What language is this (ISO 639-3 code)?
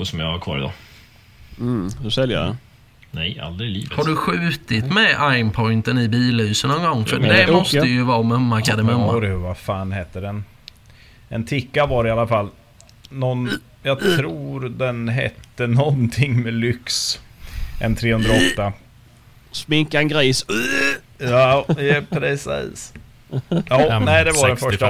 swe